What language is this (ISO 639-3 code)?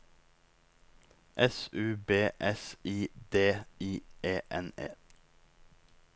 nor